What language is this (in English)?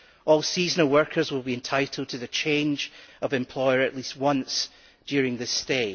English